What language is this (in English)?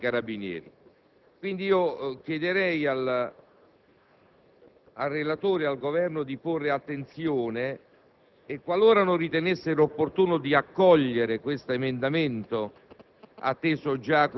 Italian